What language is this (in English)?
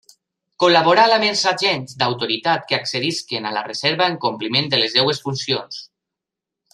Catalan